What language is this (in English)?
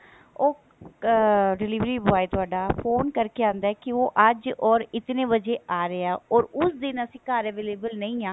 Punjabi